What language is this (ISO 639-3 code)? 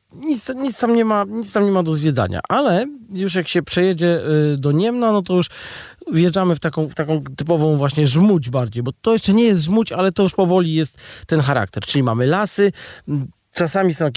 pol